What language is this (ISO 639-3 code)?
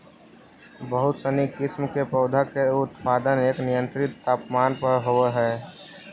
mag